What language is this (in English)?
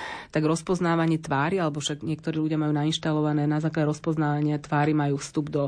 Slovak